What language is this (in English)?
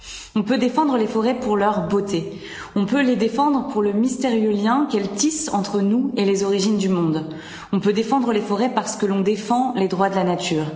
French